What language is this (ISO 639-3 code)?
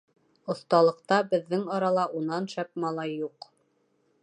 bak